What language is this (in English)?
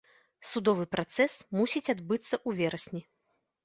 Belarusian